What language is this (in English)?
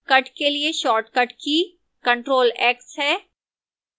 Hindi